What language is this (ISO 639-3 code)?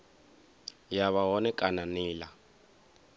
ven